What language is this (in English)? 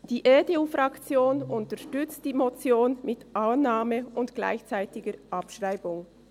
Swiss German